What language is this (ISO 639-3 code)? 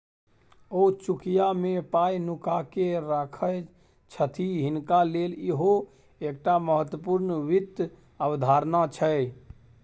mai